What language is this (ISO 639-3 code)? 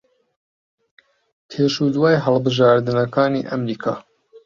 ckb